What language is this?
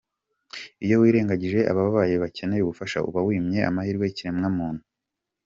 Kinyarwanda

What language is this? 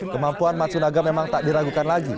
Indonesian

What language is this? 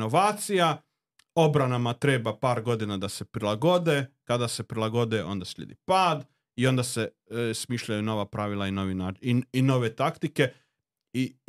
Croatian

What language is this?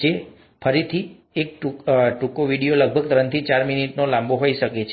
Gujarati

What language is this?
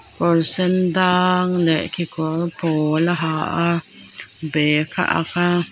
Mizo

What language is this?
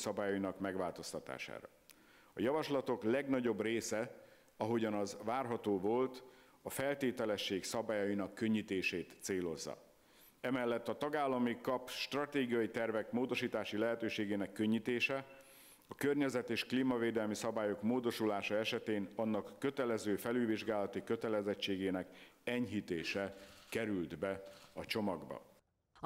Hungarian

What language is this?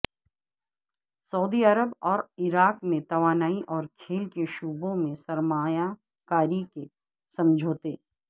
Urdu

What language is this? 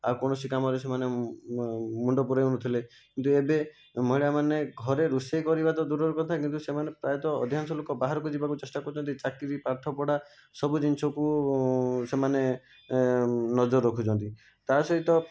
Odia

